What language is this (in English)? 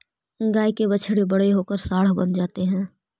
Magahi